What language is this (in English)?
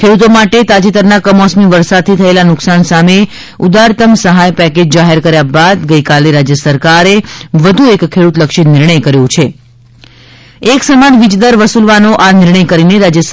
Gujarati